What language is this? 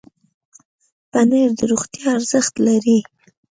Pashto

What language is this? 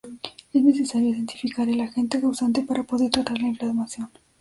Spanish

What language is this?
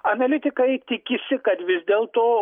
Lithuanian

